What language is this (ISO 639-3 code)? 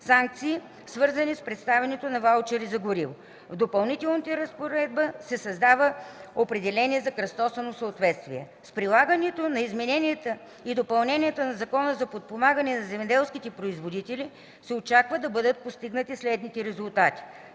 bul